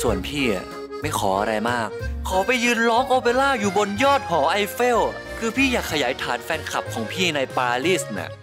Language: Thai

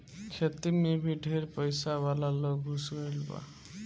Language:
Bhojpuri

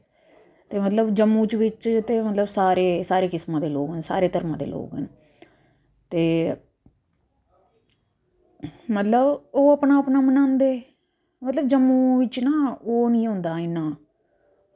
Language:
Dogri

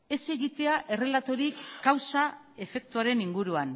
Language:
Basque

